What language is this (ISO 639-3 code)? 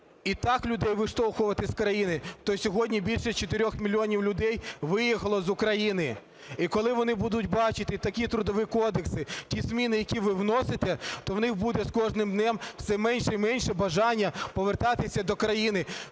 ukr